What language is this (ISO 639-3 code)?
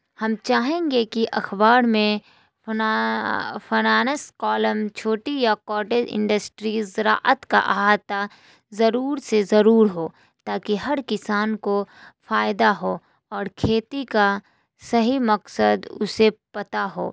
urd